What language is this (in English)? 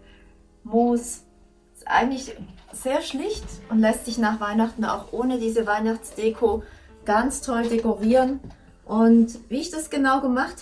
German